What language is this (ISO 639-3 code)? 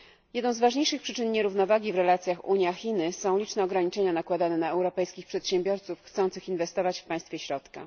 pol